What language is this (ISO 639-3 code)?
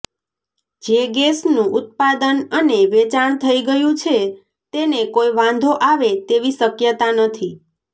guj